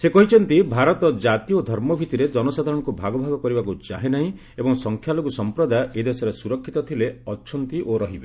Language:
Odia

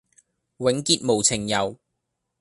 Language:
Cantonese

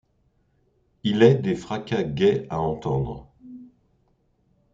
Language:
French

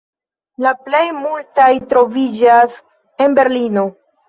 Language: Esperanto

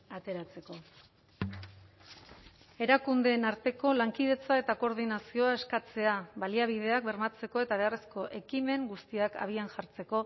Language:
Basque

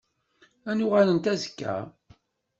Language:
Kabyle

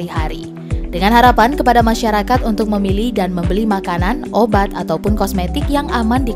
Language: Indonesian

